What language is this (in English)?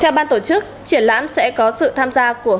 Vietnamese